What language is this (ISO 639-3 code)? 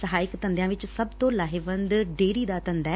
pan